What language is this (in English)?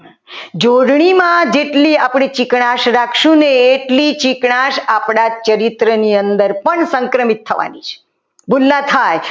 Gujarati